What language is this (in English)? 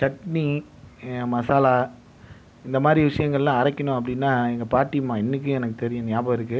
Tamil